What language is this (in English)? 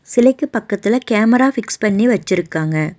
Tamil